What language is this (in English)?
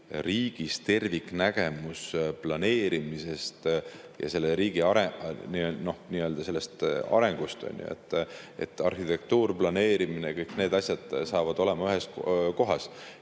Estonian